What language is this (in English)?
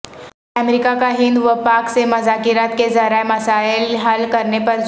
Urdu